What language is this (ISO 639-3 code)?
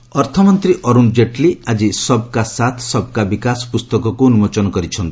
ori